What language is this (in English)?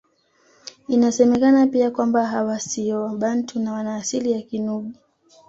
Swahili